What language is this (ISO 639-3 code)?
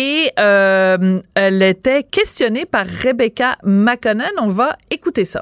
fra